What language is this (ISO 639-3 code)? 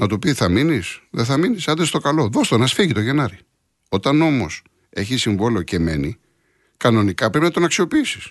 ell